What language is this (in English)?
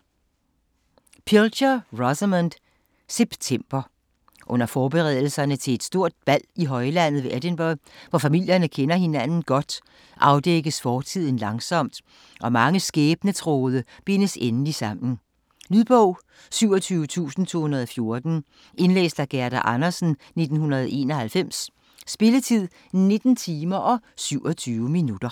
Danish